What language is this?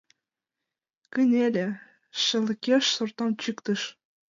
Mari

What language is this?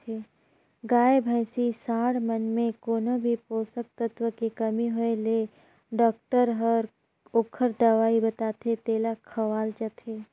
Chhattisgarhi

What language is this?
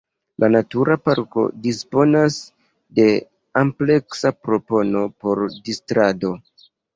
Esperanto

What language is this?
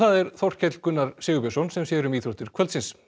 Icelandic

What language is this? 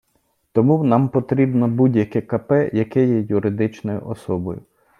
Ukrainian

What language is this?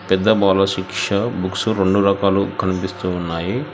Telugu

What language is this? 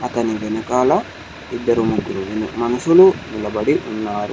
Telugu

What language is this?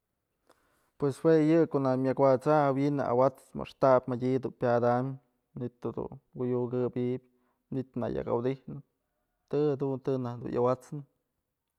Mazatlán Mixe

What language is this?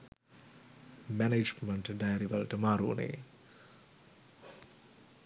Sinhala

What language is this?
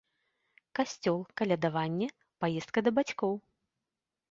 Belarusian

